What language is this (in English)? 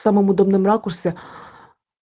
Russian